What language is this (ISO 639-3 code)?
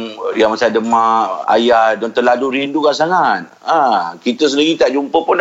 msa